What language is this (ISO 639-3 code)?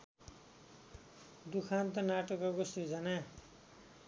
nep